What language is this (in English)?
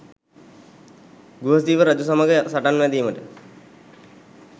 Sinhala